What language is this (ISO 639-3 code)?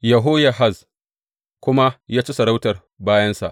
hau